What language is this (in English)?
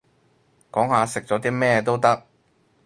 Cantonese